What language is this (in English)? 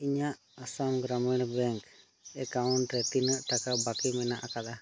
Santali